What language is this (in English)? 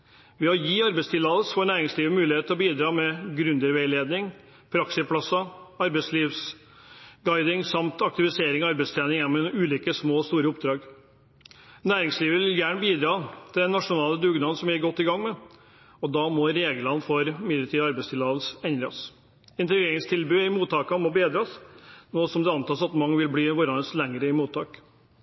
Norwegian Bokmål